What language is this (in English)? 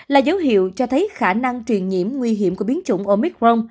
Vietnamese